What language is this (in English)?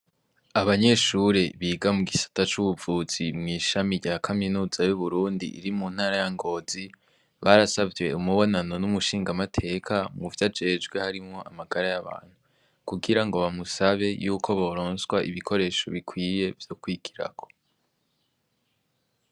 Rundi